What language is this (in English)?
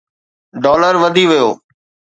Sindhi